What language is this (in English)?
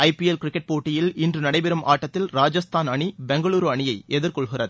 Tamil